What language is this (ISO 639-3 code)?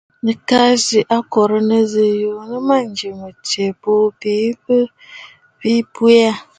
bfd